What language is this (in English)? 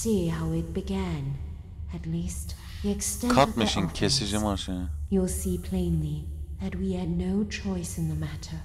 Turkish